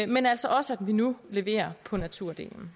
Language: Danish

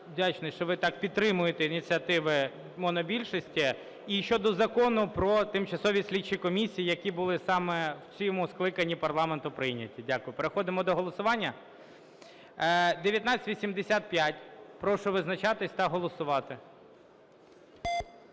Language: Ukrainian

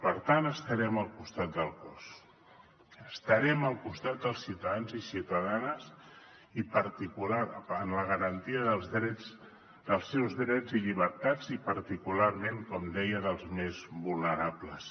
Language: Catalan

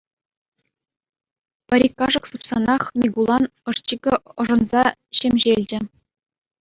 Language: Chuvash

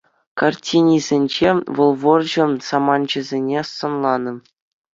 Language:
Chuvash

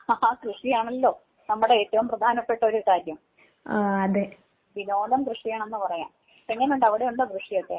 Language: Malayalam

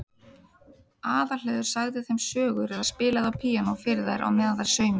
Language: Icelandic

